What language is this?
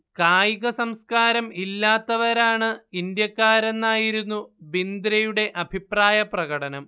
Malayalam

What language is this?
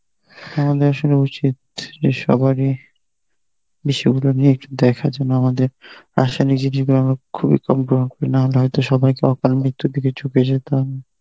Bangla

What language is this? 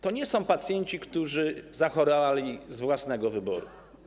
Polish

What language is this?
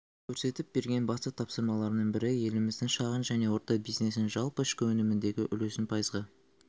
Kazakh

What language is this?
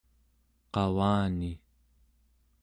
Central Yupik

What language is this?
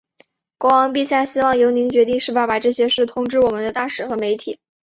Chinese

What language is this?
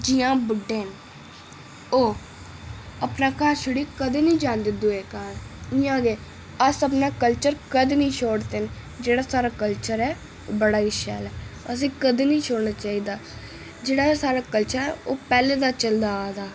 Dogri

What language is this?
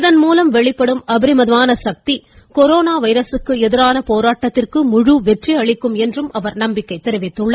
Tamil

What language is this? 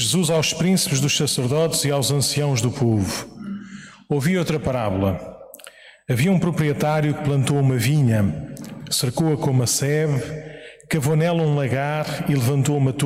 Portuguese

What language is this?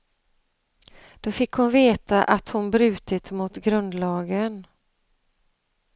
Swedish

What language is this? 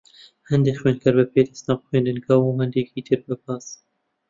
Central Kurdish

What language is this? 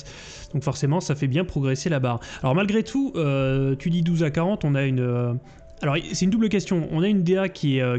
French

